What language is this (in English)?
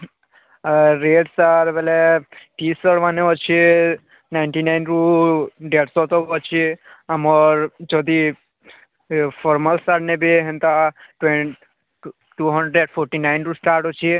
Odia